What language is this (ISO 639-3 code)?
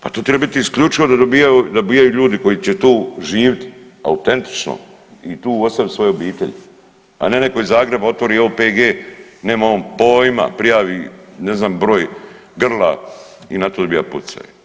hrv